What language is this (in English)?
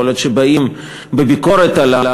Hebrew